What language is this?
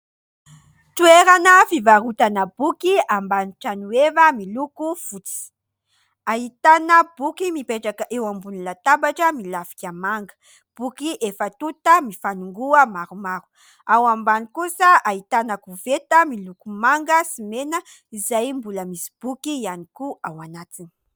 Malagasy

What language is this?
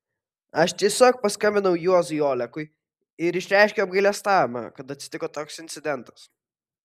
Lithuanian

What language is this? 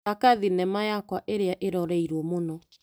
Kikuyu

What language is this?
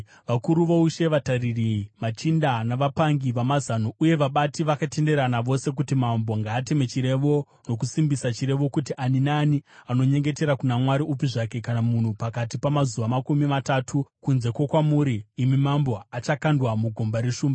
Shona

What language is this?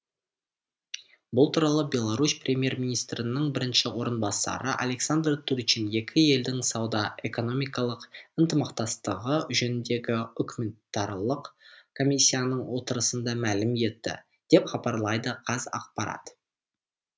Kazakh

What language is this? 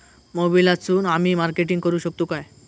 Marathi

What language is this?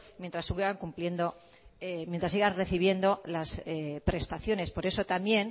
Spanish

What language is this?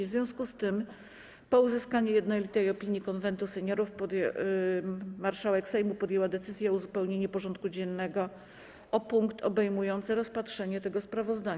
Polish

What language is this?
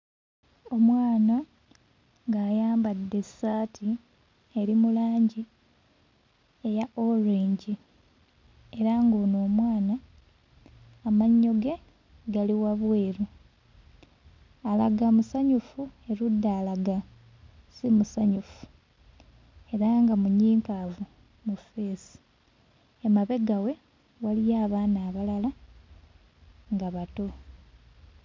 Ganda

